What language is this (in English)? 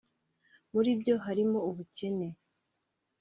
Kinyarwanda